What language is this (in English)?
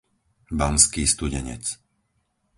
Slovak